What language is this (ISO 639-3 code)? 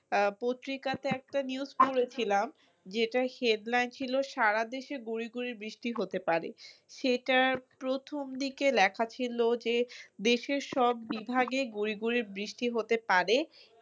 ben